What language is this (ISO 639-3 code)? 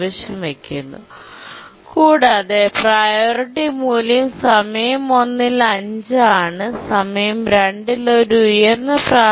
mal